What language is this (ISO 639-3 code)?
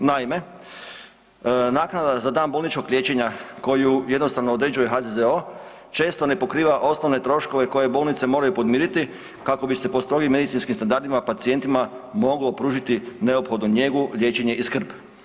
hrv